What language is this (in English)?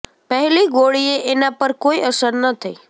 Gujarati